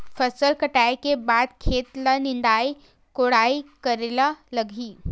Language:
Chhattisgarhi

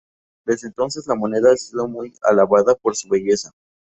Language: Spanish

